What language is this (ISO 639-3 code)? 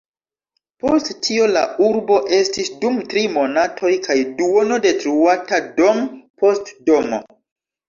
epo